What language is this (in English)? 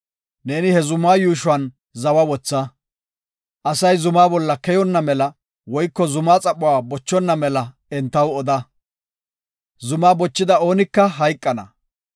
Gofa